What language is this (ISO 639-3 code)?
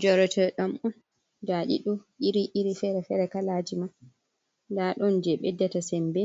ful